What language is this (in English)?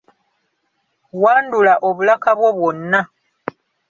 Ganda